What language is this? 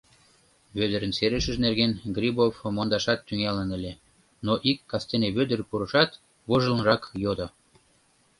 Mari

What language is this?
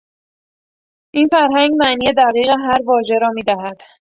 Persian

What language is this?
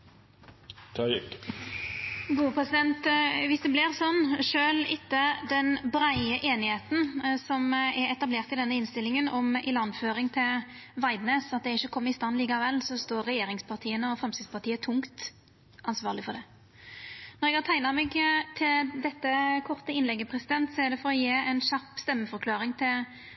Norwegian Nynorsk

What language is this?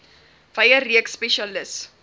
Afrikaans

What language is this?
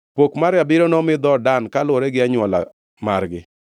Luo (Kenya and Tanzania)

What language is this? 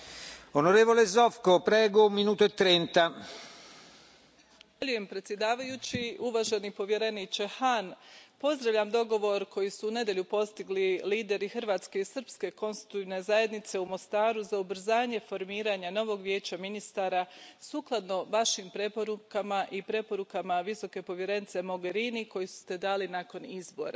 Croatian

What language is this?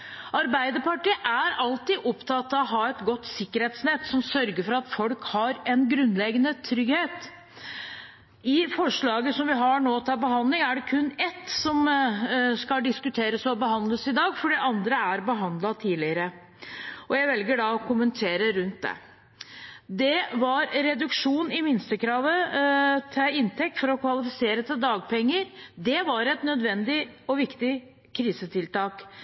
Norwegian Bokmål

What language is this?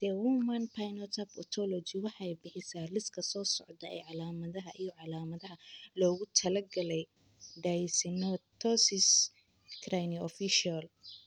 Somali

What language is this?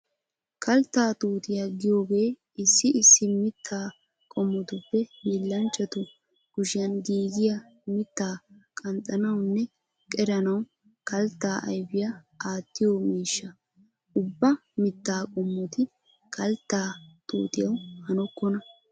Wolaytta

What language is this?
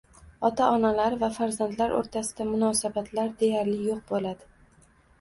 Uzbek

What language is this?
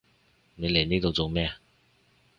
Cantonese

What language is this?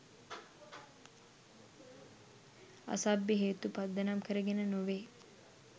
Sinhala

